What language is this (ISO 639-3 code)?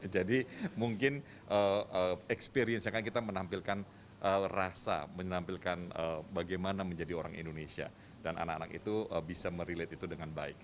ind